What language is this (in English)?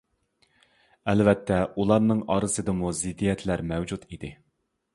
Uyghur